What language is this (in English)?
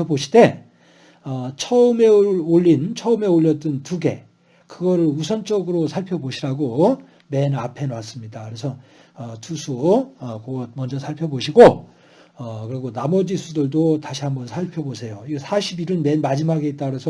Korean